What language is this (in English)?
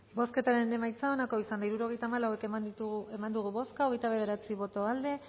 Basque